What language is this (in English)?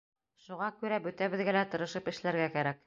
Bashkir